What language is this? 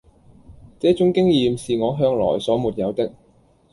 Chinese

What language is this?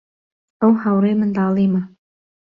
Central Kurdish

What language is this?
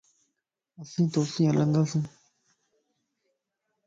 Lasi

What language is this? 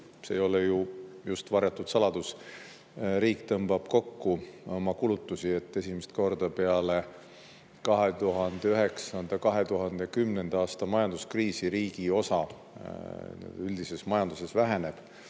Estonian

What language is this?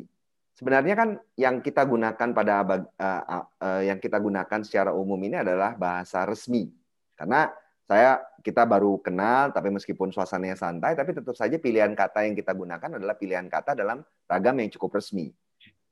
Indonesian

